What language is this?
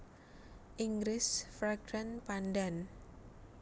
Javanese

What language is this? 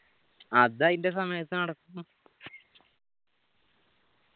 Malayalam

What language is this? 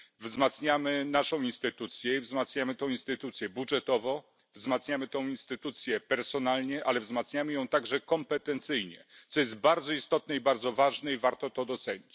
Polish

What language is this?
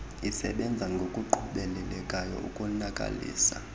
Xhosa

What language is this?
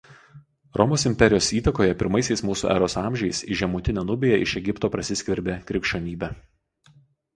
Lithuanian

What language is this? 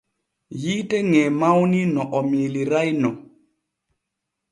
Borgu Fulfulde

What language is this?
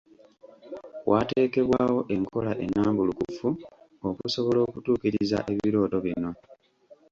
Ganda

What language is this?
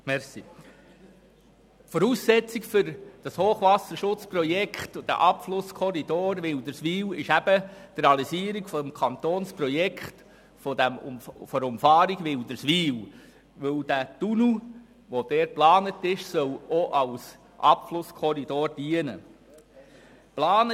Swiss German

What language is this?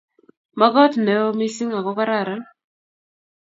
Kalenjin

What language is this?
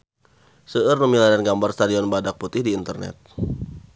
Sundanese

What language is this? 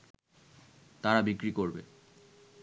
Bangla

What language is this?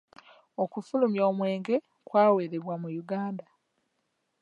Ganda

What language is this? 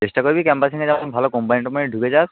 Bangla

